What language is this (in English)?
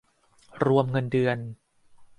Thai